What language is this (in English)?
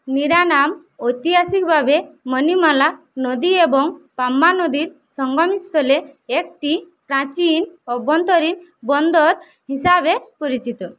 Bangla